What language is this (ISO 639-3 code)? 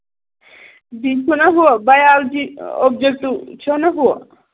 kas